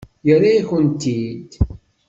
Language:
Kabyle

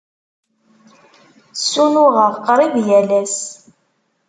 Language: Kabyle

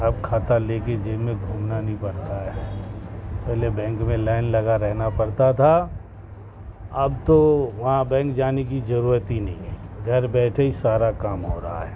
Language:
Urdu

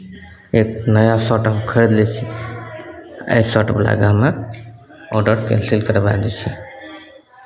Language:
Maithili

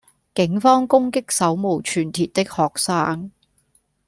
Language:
Cantonese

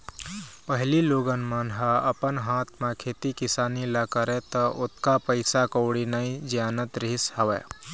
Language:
Chhattisgarhi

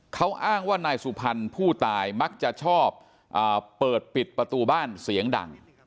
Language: Thai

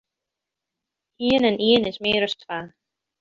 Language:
Western Frisian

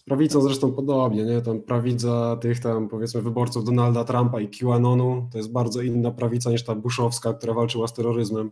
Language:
Polish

